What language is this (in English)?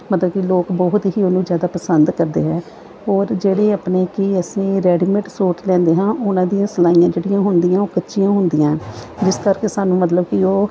Punjabi